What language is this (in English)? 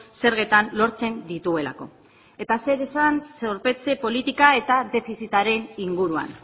Basque